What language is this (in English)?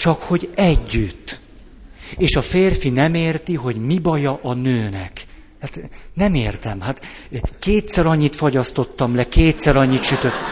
Hungarian